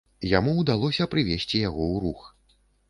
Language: Belarusian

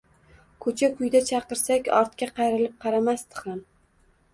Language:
Uzbek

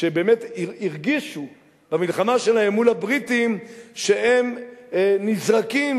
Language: Hebrew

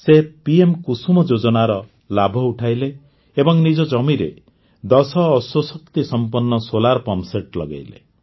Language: Odia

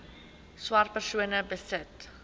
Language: Afrikaans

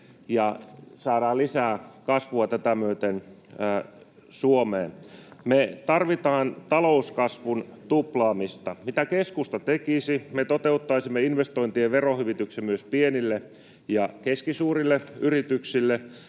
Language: Finnish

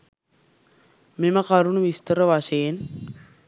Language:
Sinhala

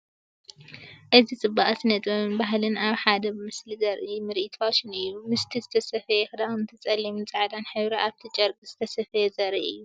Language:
Tigrinya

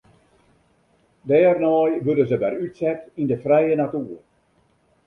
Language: Western Frisian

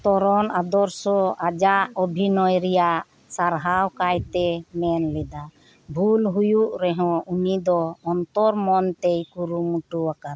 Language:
Santali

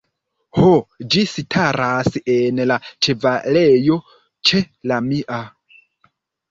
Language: Esperanto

